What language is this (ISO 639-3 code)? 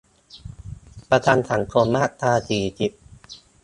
tha